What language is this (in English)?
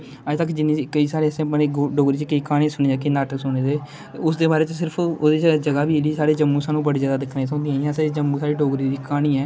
Dogri